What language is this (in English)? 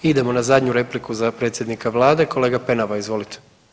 Croatian